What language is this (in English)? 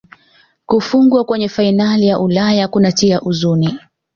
Swahili